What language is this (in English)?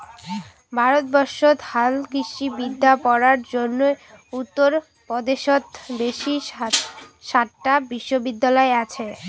Bangla